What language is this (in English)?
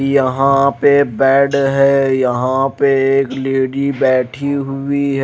Hindi